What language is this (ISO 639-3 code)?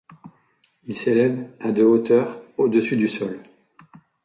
fra